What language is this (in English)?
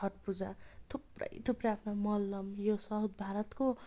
Nepali